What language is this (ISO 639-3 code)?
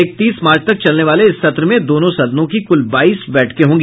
hin